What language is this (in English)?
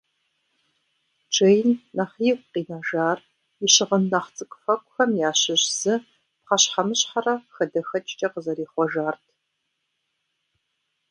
Kabardian